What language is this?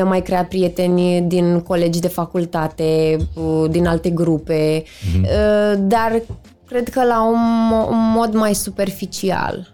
Romanian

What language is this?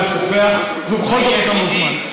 Hebrew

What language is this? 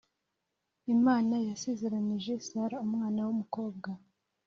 Kinyarwanda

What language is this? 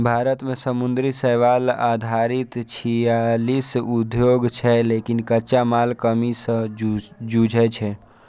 Maithili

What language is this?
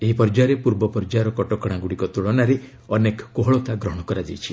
Odia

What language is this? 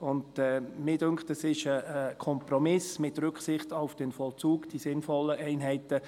Swiss German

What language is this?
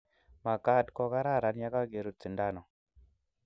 Kalenjin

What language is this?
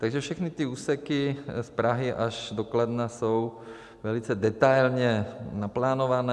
Czech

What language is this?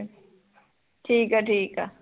Punjabi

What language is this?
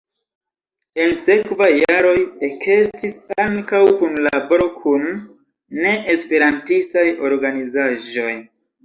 Esperanto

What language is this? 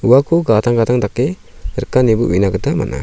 Garo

